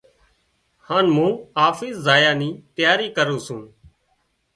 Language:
Wadiyara Koli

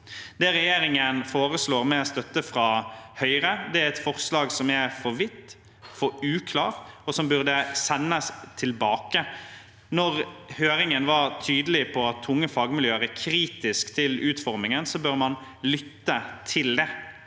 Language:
Norwegian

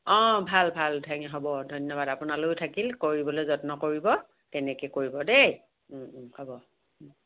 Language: Assamese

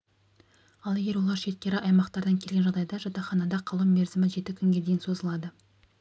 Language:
Kazakh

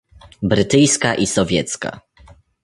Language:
Polish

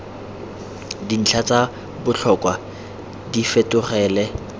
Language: Tswana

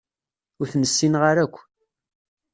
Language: Kabyle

